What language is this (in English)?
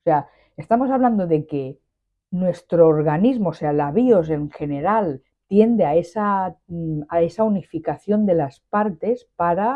Spanish